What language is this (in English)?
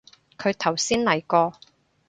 Cantonese